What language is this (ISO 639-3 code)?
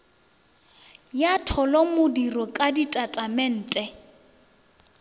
nso